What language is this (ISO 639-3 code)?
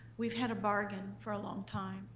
eng